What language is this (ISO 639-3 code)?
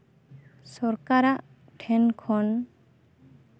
sat